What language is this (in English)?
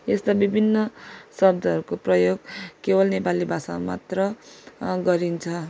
Nepali